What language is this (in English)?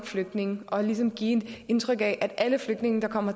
Danish